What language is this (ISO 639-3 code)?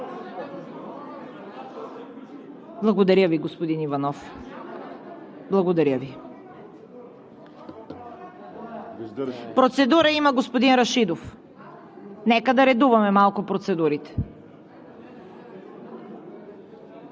bul